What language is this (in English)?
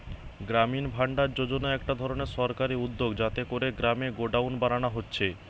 Bangla